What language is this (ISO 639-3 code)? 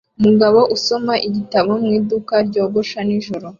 kin